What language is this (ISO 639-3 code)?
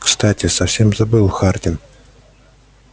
rus